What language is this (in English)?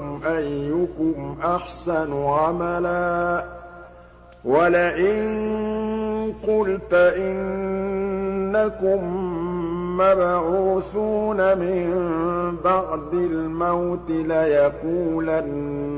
Arabic